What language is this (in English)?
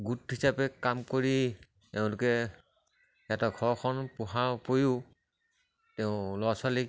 Assamese